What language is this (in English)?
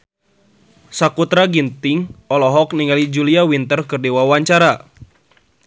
Sundanese